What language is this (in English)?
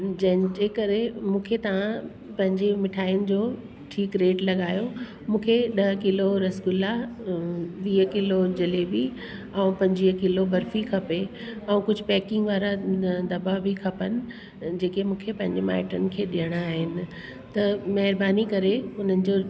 Sindhi